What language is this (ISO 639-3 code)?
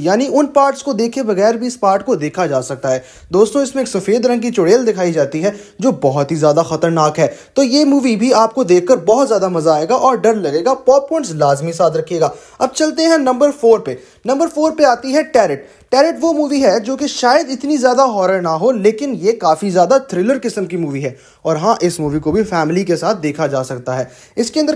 hin